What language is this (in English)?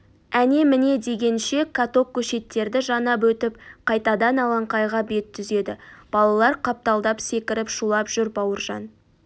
Kazakh